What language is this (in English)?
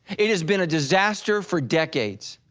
English